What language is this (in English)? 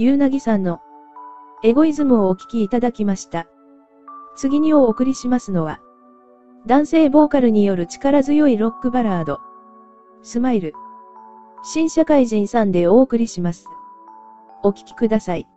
Japanese